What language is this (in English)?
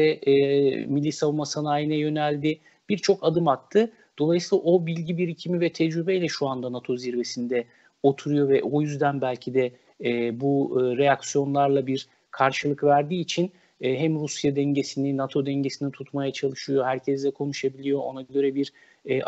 Turkish